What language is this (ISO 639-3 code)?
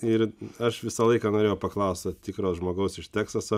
lit